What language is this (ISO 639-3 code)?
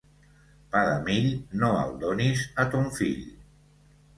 cat